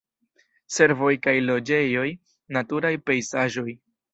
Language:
Esperanto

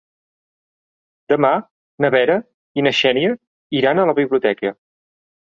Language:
Catalan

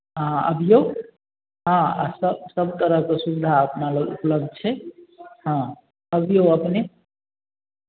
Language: Maithili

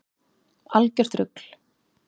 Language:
Icelandic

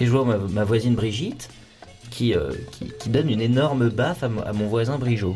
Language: French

